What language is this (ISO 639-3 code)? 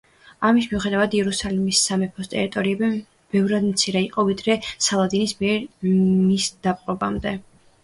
kat